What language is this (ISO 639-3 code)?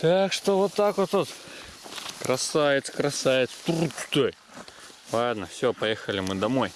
rus